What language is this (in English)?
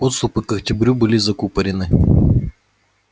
Russian